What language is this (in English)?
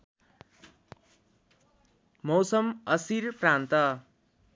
Nepali